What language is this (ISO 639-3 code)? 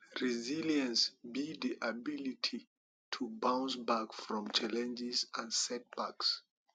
pcm